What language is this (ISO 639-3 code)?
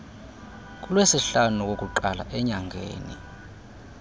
xho